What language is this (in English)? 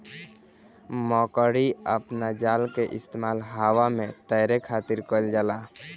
Bhojpuri